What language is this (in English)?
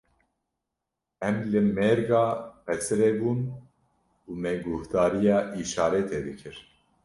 Kurdish